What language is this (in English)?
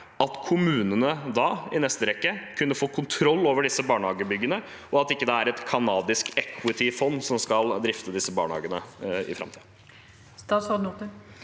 Norwegian